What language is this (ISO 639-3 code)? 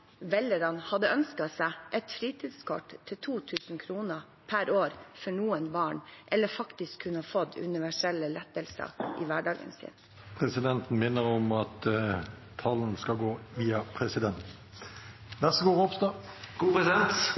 nor